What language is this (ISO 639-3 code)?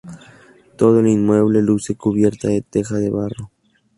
spa